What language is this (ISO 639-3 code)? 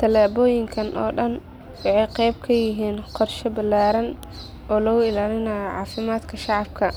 som